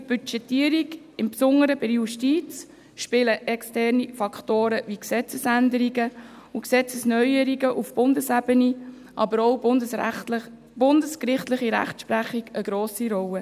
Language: Swiss German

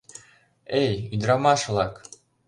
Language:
Mari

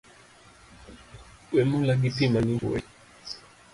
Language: Luo (Kenya and Tanzania)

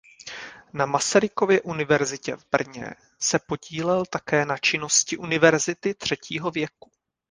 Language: Czech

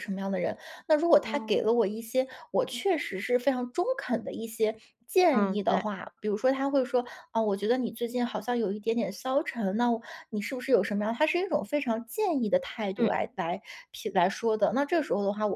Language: Chinese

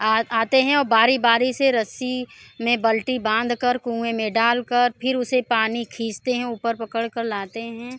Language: Hindi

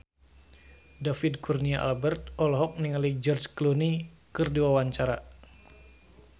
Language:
Sundanese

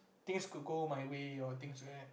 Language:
English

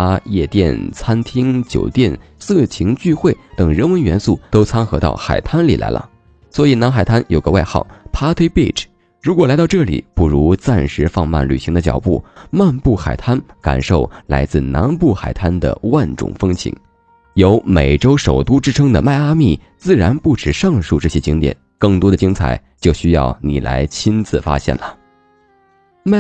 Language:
Chinese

